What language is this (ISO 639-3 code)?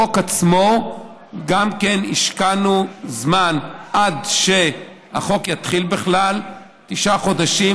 heb